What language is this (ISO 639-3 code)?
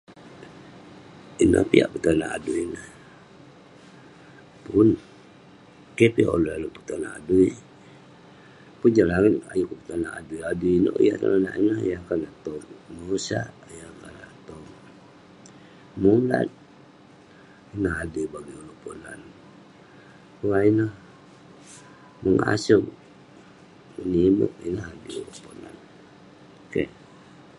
pne